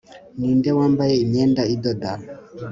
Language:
Kinyarwanda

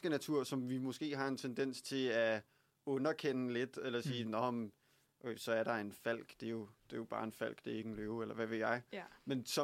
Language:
Danish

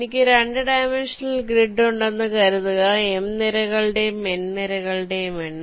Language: Malayalam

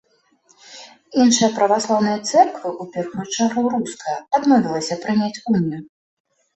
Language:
Belarusian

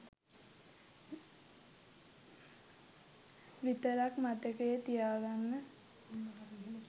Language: Sinhala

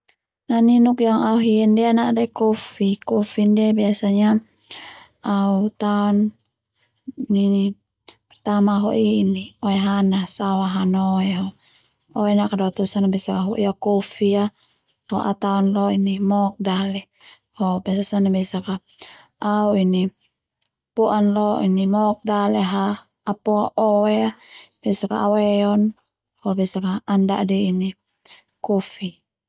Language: Termanu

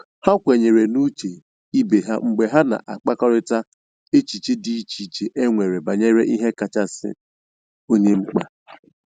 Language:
Igbo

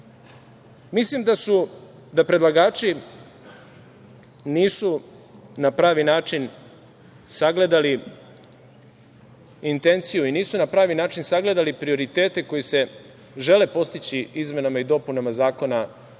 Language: Serbian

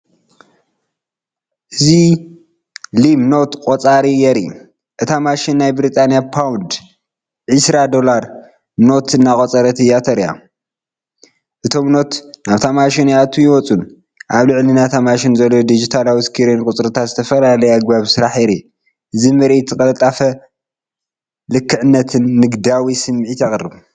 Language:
Tigrinya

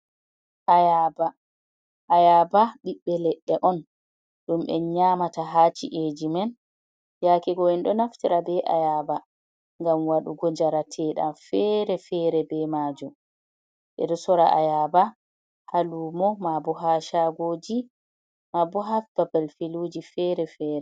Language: Fula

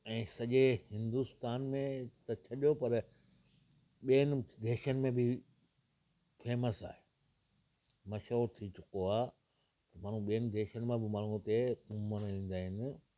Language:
Sindhi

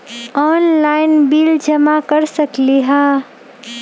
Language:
Magahi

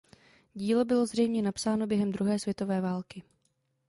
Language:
Czech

